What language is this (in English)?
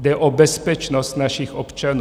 Czech